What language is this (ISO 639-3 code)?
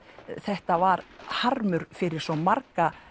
isl